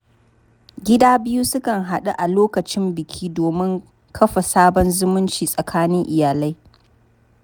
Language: Hausa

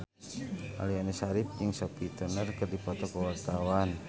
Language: Sundanese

